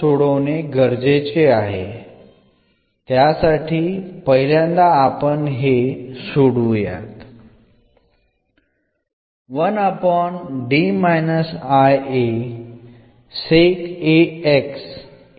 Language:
Malayalam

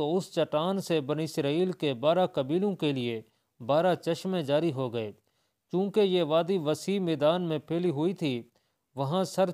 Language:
Hindi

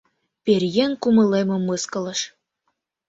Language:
Mari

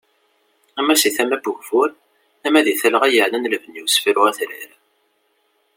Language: Kabyle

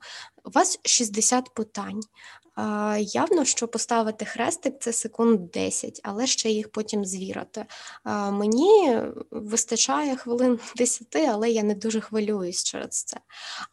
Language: Ukrainian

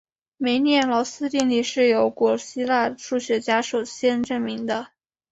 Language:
Chinese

